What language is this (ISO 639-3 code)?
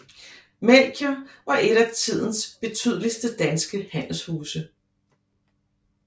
dan